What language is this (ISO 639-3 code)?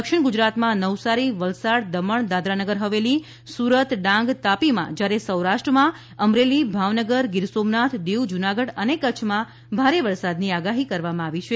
guj